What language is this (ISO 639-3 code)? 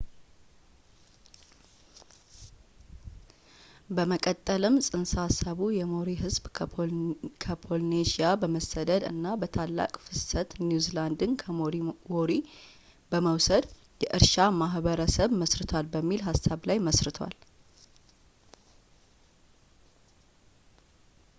amh